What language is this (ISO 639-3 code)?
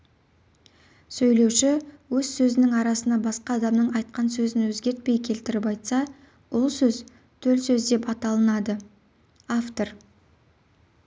kaz